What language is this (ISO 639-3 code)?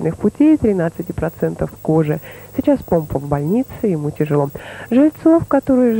rus